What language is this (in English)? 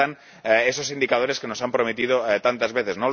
Spanish